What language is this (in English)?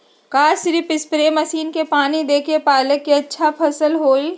Magahi